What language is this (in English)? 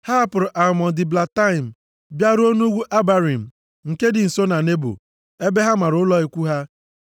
Igbo